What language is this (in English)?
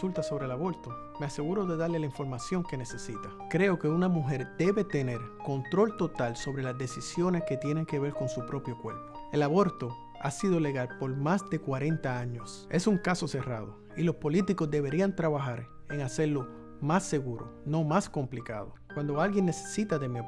Spanish